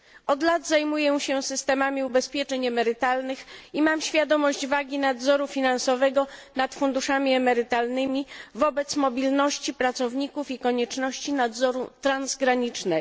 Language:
Polish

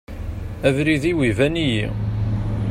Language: Kabyle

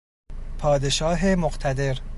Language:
Persian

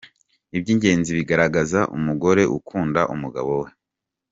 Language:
Kinyarwanda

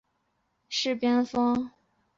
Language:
Chinese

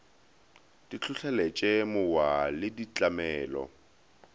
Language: Northern Sotho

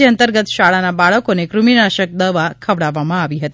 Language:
Gujarati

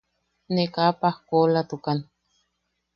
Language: Yaqui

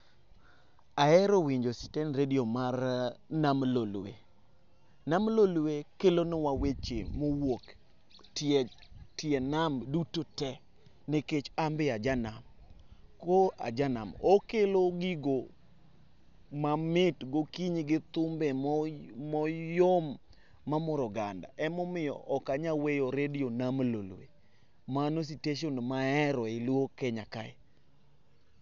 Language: Luo (Kenya and Tanzania)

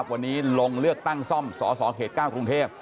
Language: Thai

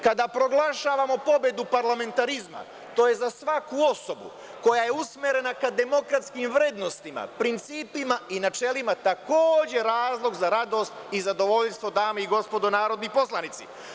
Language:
Serbian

